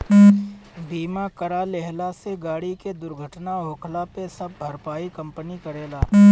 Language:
Bhojpuri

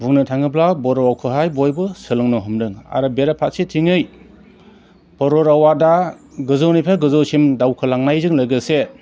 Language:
Bodo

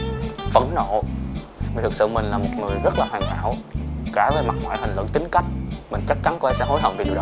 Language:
Vietnamese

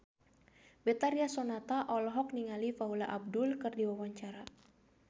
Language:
Sundanese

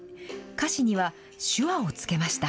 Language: Japanese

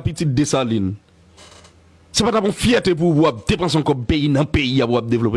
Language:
French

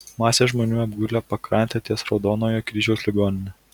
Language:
Lithuanian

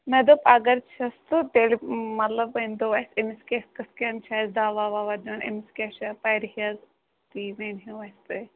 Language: Kashmiri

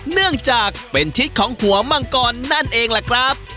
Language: Thai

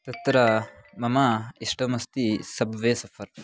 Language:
Sanskrit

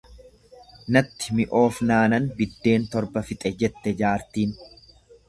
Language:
Oromo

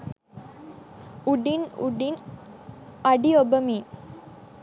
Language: Sinhala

